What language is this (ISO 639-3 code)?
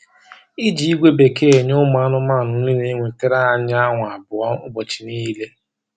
ibo